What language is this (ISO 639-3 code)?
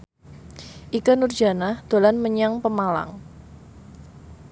jav